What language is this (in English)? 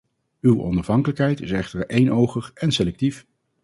Dutch